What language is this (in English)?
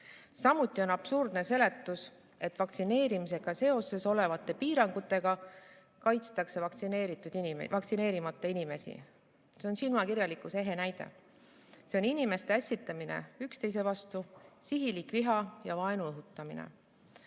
Estonian